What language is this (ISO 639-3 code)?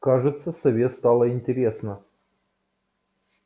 rus